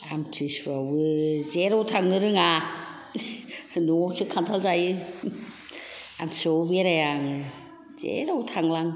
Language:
Bodo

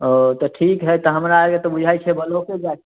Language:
Maithili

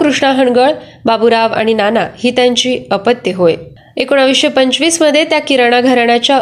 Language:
Marathi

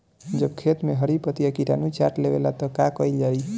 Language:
Bhojpuri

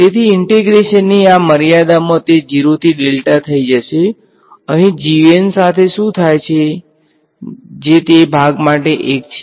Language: Gujarati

